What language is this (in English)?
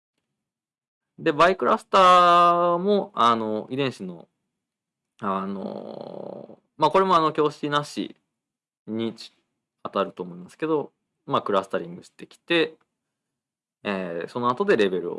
Japanese